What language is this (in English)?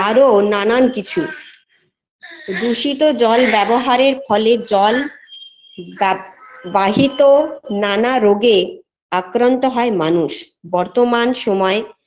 Bangla